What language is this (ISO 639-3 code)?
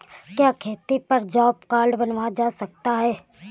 hin